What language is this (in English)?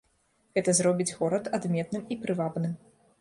Belarusian